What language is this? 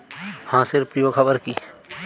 Bangla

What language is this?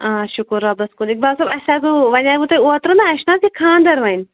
Kashmiri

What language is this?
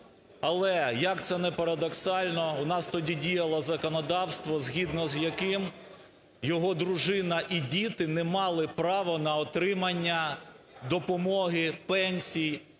Ukrainian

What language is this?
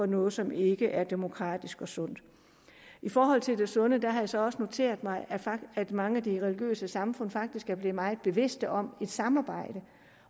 Danish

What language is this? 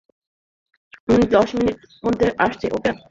Bangla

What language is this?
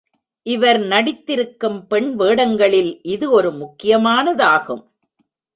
Tamil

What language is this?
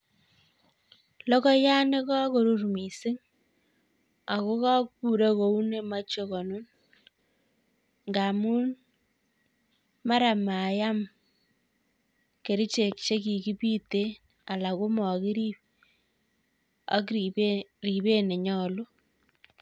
Kalenjin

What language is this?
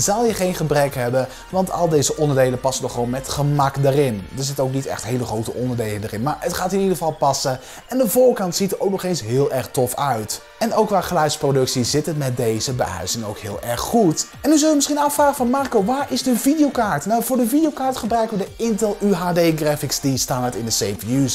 Dutch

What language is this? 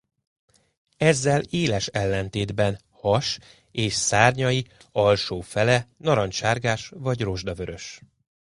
Hungarian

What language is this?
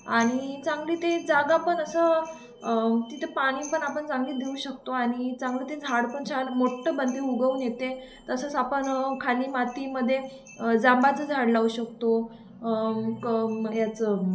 Marathi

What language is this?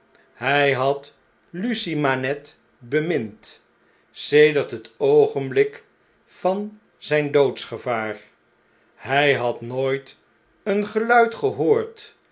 Dutch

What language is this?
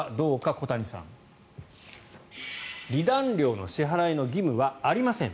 Japanese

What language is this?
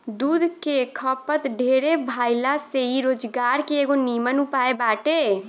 Bhojpuri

